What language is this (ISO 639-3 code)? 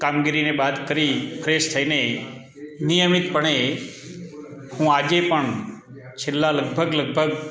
guj